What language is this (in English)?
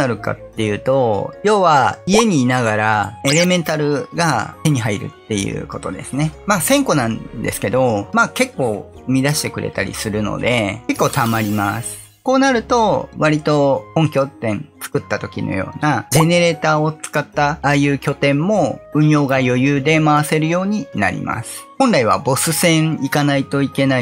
Japanese